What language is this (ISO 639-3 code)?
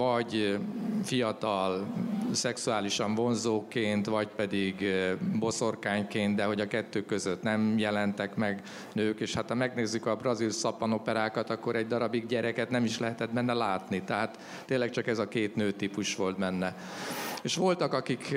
hun